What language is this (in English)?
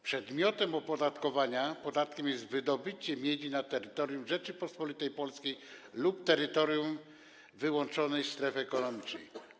Polish